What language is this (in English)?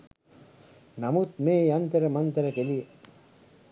Sinhala